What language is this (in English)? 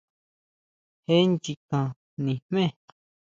Huautla Mazatec